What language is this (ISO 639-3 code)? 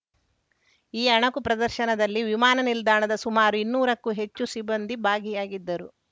kan